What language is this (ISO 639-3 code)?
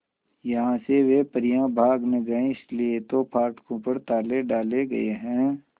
hin